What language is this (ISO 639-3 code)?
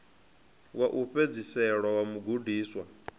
ven